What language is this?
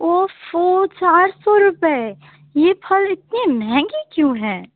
Urdu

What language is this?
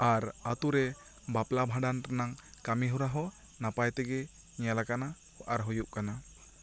Santali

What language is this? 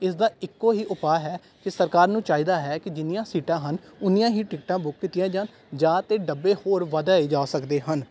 Punjabi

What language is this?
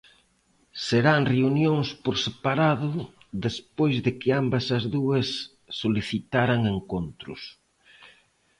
Galician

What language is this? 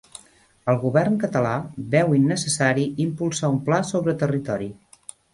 Catalan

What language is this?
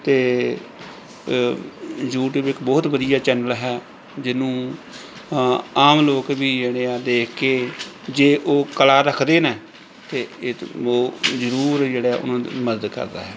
Punjabi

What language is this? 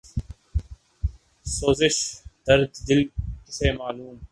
Urdu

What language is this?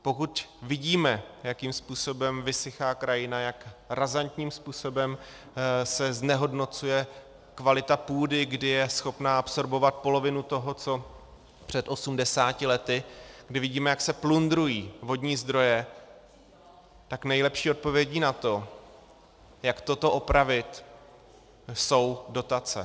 Czech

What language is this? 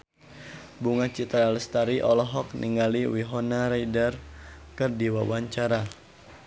Sundanese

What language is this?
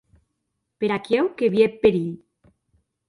Occitan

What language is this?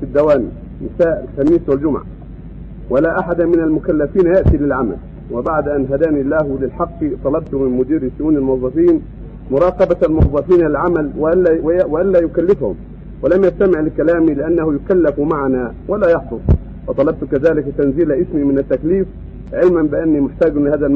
Arabic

